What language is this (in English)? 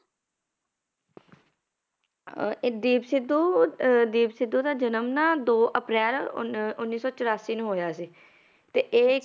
Punjabi